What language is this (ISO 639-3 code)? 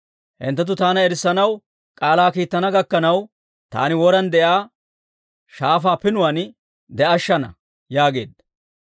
dwr